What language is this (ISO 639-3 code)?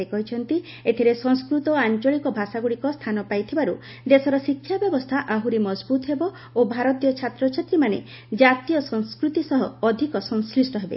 ori